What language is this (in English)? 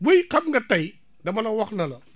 Wolof